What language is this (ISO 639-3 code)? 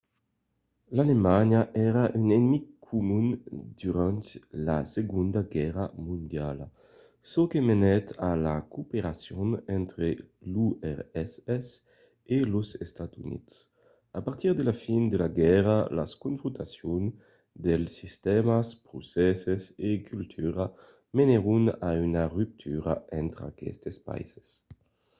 oci